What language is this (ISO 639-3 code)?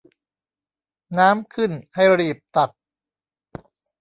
tha